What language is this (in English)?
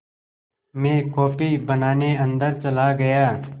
Hindi